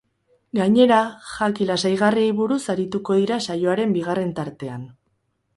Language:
Basque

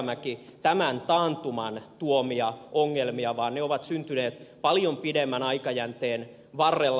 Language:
Finnish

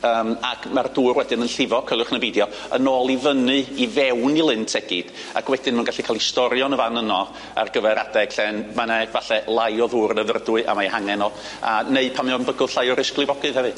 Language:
Welsh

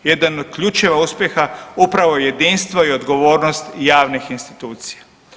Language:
Croatian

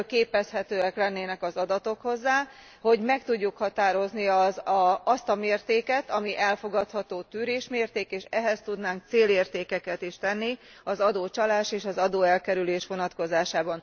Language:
Hungarian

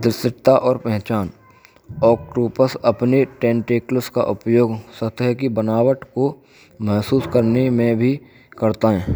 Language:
Braj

